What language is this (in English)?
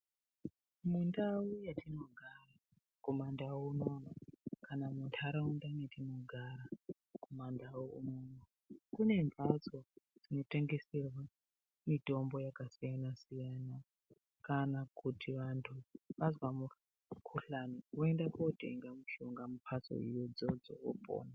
Ndau